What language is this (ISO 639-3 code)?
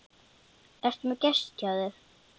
isl